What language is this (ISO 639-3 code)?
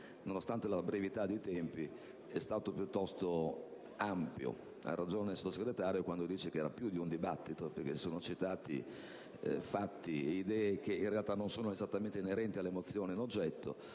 ita